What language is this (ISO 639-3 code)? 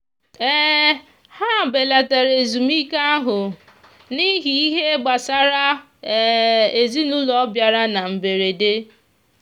ibo